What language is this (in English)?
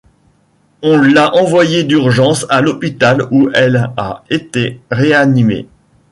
French